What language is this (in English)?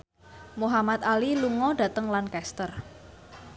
Javanese